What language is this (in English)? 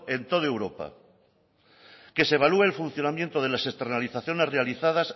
Spanish